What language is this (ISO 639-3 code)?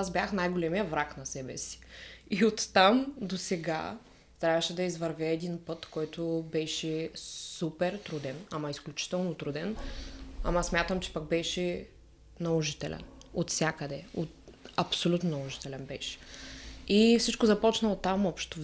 bul